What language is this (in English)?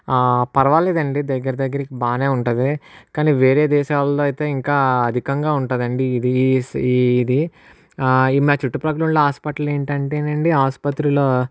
Telugu